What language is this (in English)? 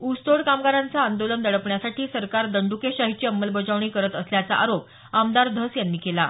Marathi